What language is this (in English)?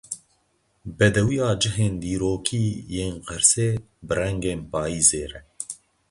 Kurdish